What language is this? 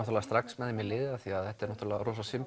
Icelandic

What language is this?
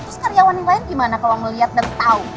Indonesian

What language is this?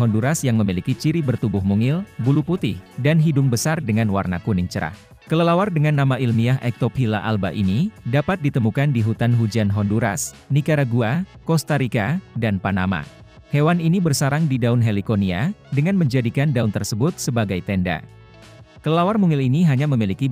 Indonesian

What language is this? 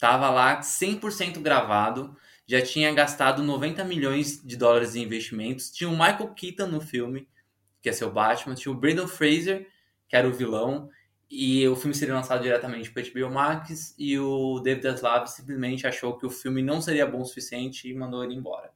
Portuguese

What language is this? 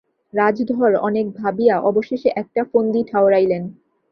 Bangla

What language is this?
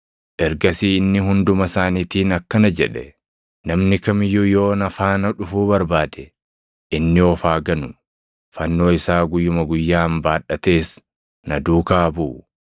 Oromo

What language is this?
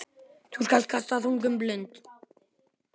Icelandic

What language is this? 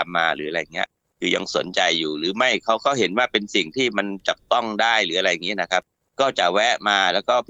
Thai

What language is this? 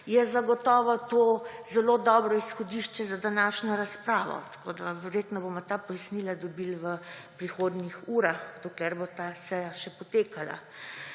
Slovenian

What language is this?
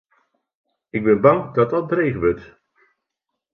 Western Frisian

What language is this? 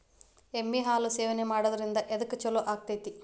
Kannada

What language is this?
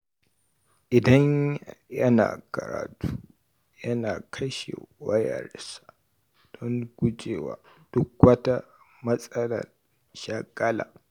Hausa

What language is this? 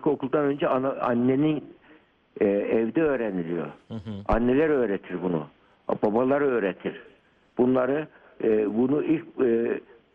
Turkish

